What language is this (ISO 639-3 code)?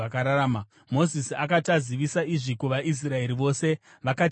sna